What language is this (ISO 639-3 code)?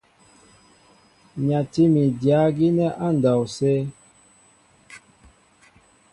mbo